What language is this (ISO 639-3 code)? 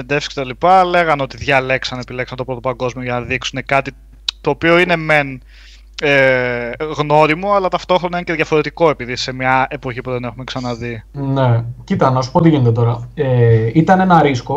ell